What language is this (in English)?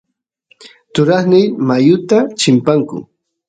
Santiago del Estero Quichua